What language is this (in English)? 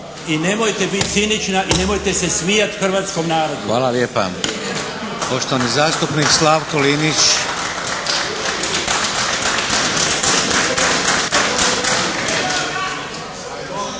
Croatian